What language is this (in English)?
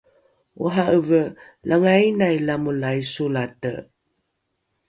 Rukai